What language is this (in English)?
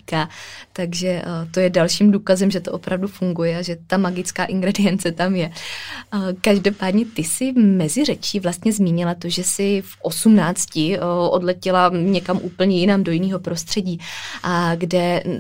Czech